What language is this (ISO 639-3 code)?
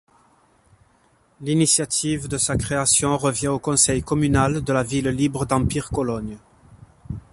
fra